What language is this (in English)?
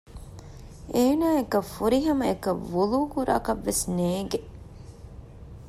Divehi